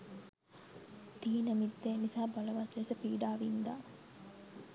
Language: Sinhala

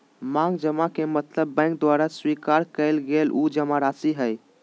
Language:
Magahi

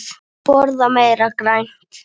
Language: Icelandic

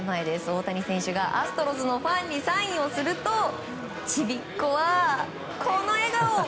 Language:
Japanese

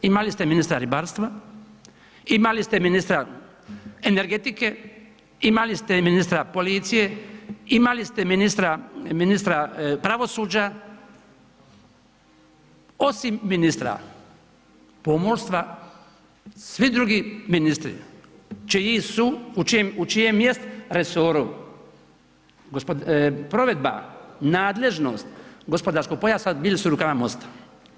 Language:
Croatian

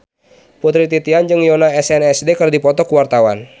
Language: Sundanese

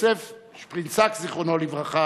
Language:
Hebrew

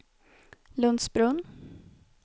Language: Swedish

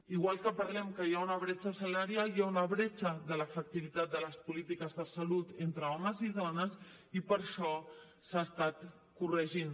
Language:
Catalan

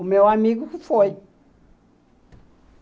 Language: Portuguese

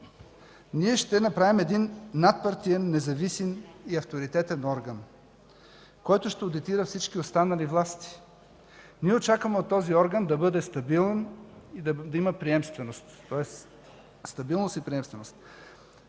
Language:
Bulgarian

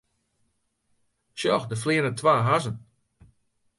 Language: Western Frisian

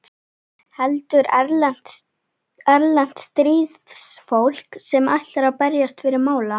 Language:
Icelandic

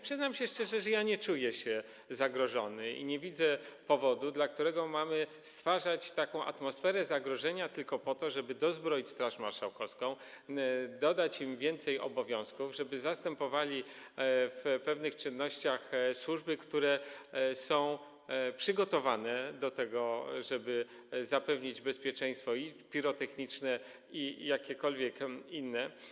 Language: Polish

